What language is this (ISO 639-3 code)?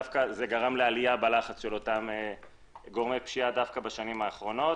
heb